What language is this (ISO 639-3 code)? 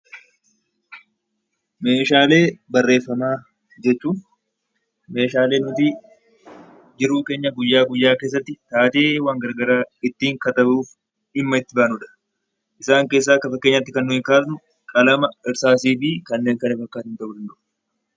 orm